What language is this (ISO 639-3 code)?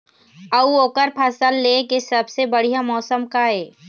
hne